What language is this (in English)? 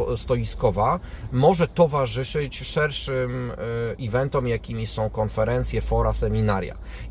Polish